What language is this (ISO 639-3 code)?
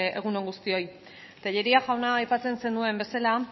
eus